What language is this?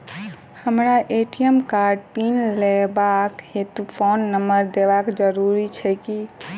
Maithili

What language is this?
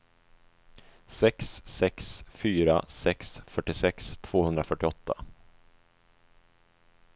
Swedish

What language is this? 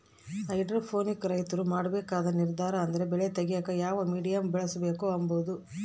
Kannada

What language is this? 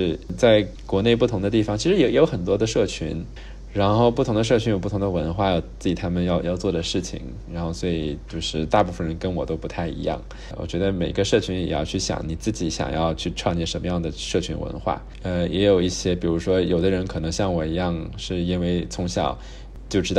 Chinese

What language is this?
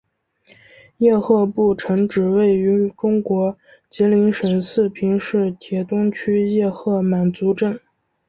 Chinese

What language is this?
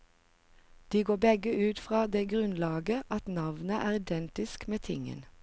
Norwegian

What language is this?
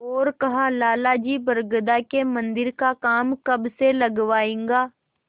Hindi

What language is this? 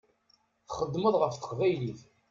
Kabyle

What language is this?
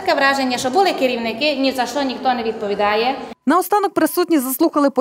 Ukrainian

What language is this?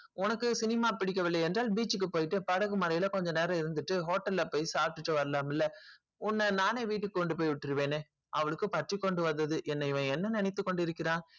Tamil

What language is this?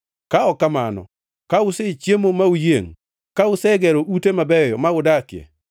Luo (Kenya and Tanzania)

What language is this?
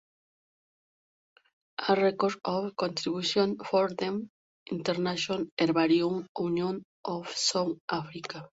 Spanish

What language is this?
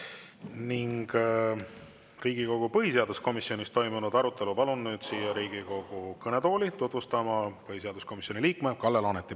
Estonian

